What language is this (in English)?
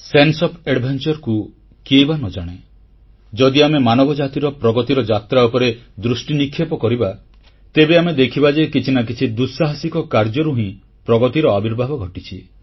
Odia